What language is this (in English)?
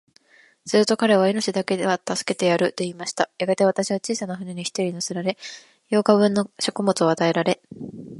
Japanese